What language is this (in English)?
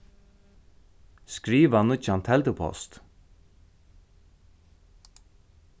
Faroese